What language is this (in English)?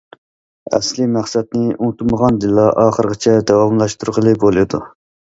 Uyghur